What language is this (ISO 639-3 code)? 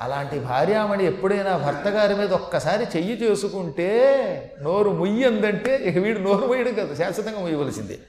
tel